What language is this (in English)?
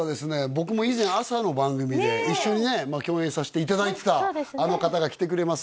Japanese